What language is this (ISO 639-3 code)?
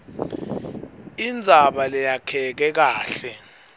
ssw